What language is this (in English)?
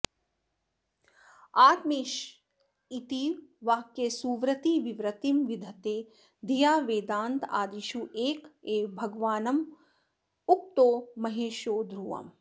Sanskrit